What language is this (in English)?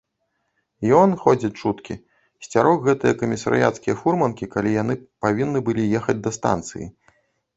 Belarusian